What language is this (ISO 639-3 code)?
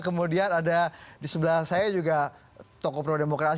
ind